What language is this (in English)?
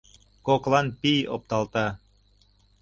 Mari